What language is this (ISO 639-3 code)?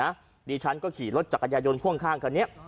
tha